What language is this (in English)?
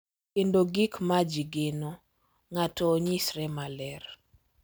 Luo (Kenya and Tanzania)